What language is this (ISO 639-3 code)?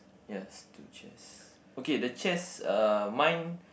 eng